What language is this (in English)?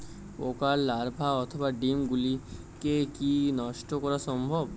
Bangla